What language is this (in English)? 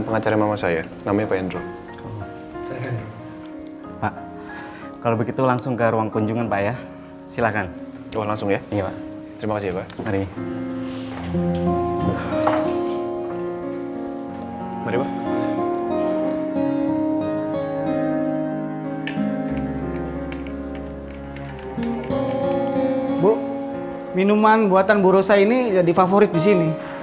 Indonesian